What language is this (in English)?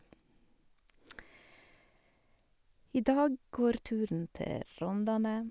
Norwegian